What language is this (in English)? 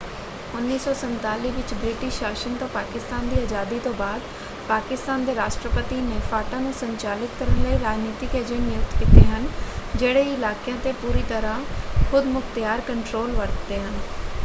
Punjabi